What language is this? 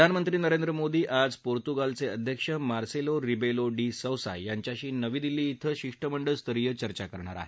Marathi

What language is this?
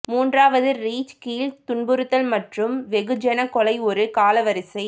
Tamil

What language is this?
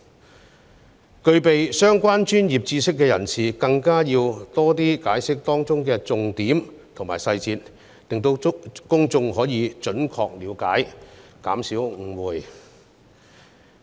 Cantonese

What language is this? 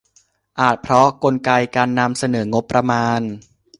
Thai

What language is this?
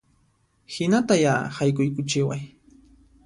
Puno Quechua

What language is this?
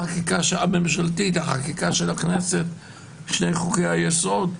Hebrew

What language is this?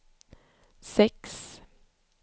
Swedish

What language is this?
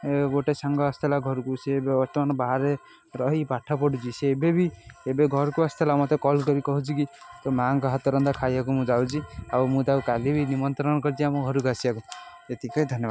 Odia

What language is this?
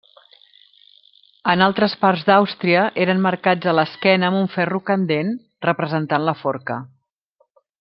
Catalan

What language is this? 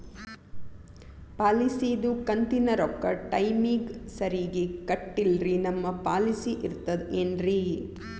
Kannada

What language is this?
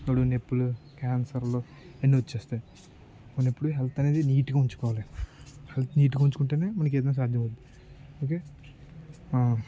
Telugu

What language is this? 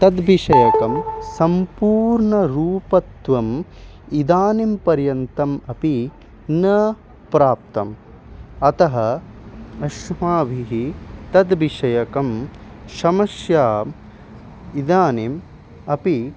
Sanskrit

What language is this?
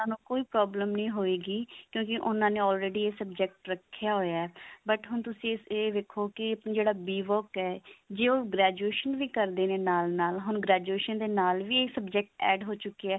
Punjabi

